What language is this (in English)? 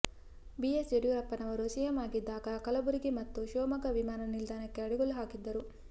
Kannada